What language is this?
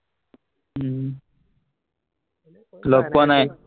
Assamese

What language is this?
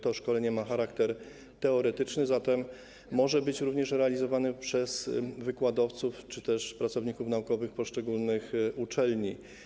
Polish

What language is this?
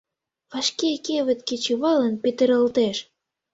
Mari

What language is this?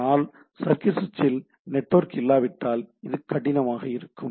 Tamil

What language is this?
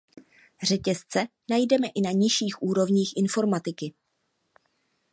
Czech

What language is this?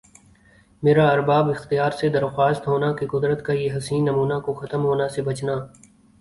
Urdu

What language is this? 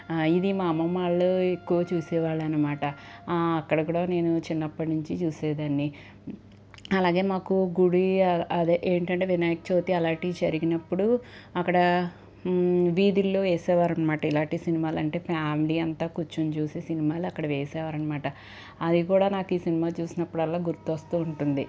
Telugu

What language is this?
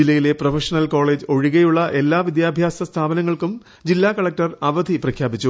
Malayalam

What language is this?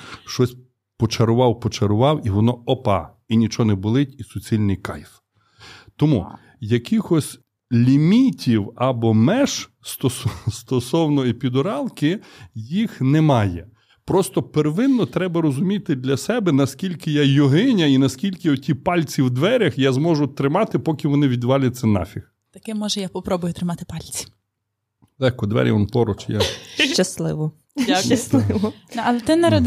Ukrainian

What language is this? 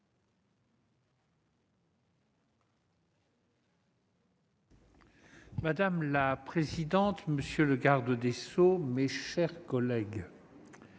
French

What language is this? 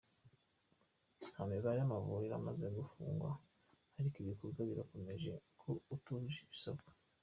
Kinyarwanda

